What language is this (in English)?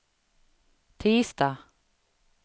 Swedish